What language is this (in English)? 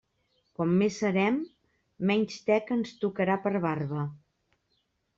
Catalan